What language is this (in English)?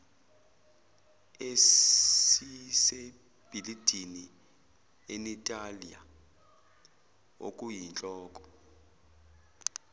Zulu